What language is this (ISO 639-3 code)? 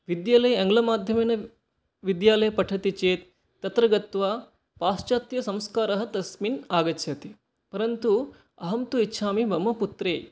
san